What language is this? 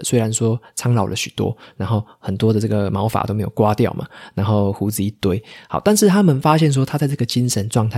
Chinese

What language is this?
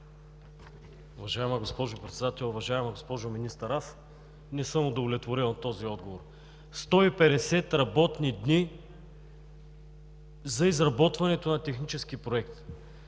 Bulgarian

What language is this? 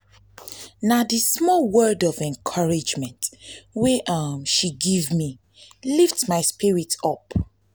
Nigerian Pidgin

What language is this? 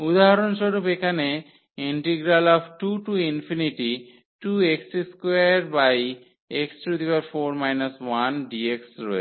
Bangla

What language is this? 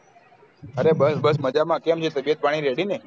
Gujarati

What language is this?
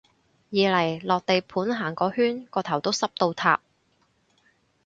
Cantonese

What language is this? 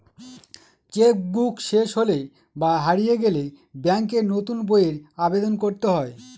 Bangla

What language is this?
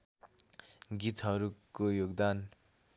Nepali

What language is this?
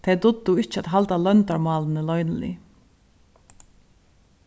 Faroese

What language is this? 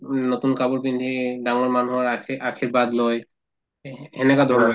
Assamese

